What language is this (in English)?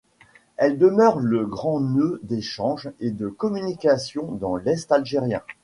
French